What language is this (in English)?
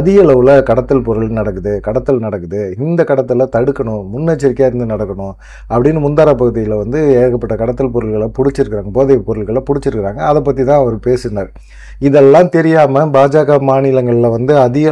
Tamil